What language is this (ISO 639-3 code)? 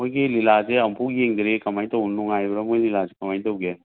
mni